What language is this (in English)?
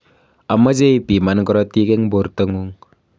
Kalenjin